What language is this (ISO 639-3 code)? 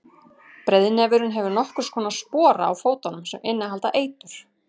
isl